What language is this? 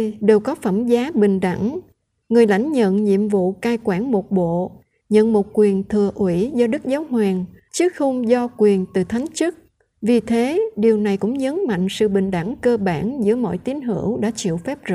Vietnamese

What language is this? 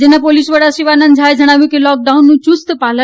Gujarati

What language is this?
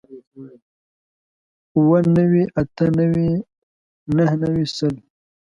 Pashto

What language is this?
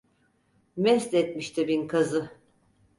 Turkish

